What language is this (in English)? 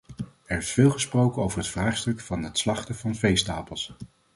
Dutch